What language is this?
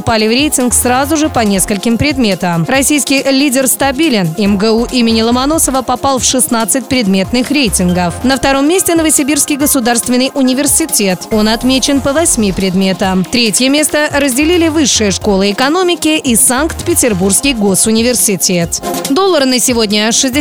Russian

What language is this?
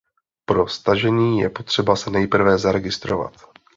Czech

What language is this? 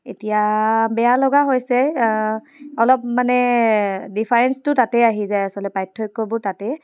Assamese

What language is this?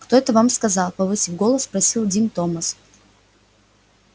Russian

